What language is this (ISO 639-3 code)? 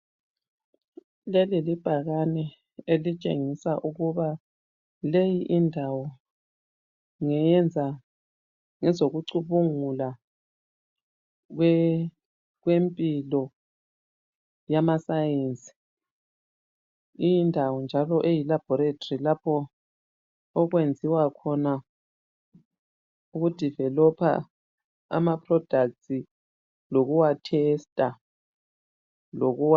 nde